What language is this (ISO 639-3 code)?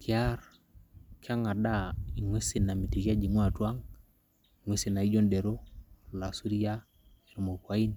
mas